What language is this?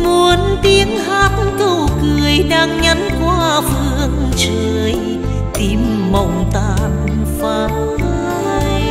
Vietnamese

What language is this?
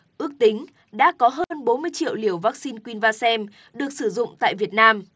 Vietnamese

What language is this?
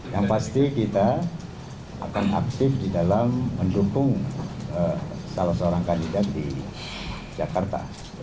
Indonesian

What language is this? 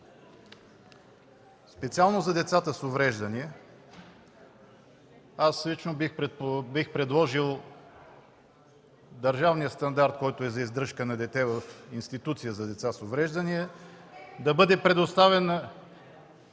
Bulgarian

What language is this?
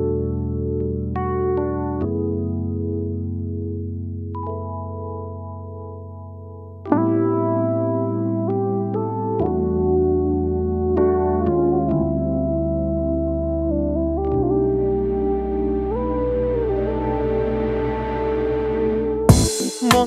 Korean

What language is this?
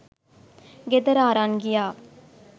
Sinhala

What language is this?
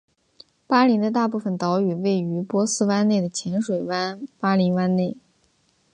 Chinese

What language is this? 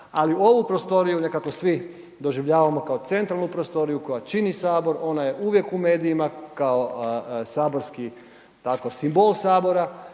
Croatian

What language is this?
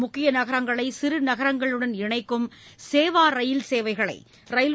Tamil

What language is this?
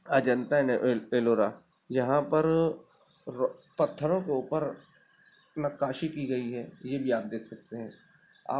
Urdu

